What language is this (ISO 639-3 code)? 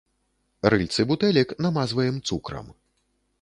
bel